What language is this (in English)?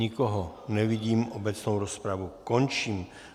Czech